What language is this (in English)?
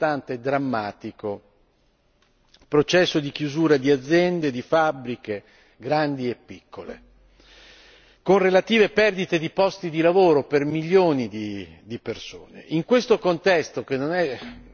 Italian